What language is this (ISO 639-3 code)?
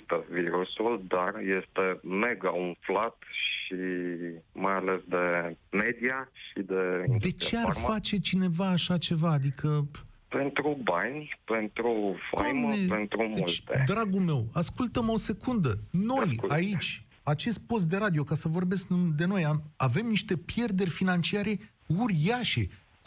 ron